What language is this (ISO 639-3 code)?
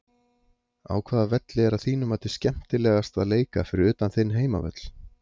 isl